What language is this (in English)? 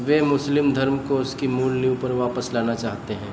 Hindi